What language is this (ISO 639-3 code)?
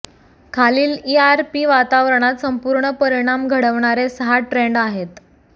mar